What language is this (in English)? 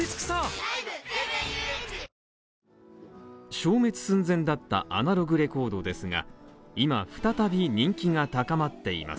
Japanese